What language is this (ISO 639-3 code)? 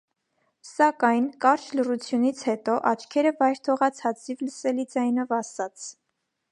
hye